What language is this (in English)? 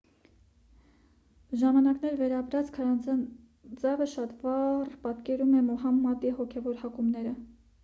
Armenian